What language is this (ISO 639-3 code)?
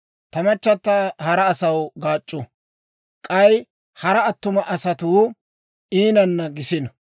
dwr